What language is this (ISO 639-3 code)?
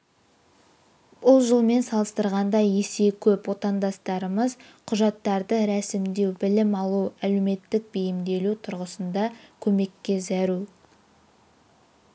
kaz